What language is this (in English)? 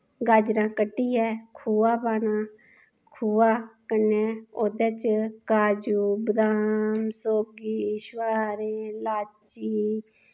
Dogri